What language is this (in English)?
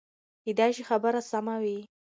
Pashto